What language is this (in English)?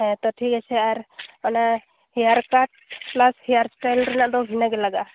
Santali